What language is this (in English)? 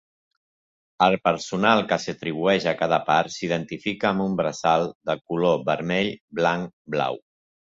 Catalan